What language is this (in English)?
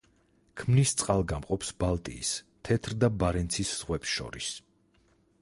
Georgian